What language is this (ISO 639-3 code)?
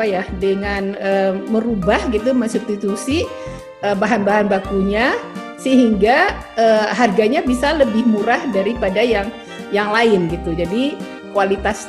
ind